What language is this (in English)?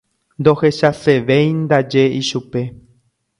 Guarani